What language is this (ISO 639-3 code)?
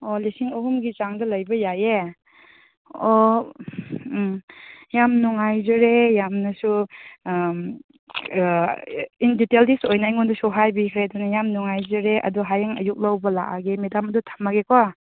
mni